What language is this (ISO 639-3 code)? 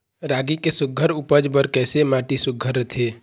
hne